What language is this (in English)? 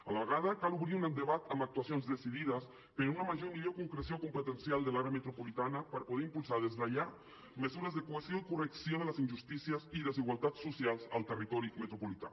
Catalan